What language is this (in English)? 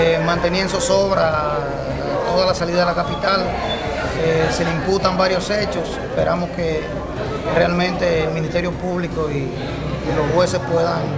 Spanish